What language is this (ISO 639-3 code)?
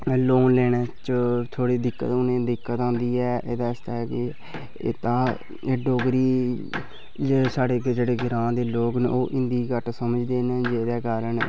doi